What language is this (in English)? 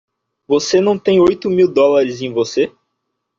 Portuguese